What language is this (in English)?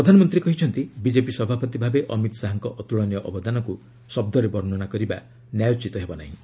Odia